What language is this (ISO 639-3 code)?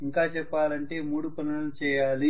tel